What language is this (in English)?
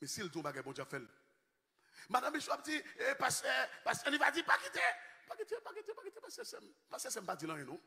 French